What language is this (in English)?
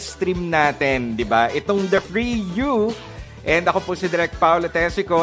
Filipino